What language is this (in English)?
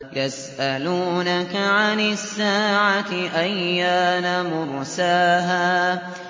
Arabic